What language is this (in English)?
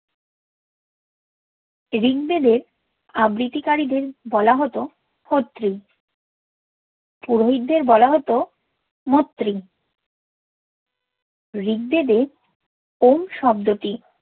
Bangla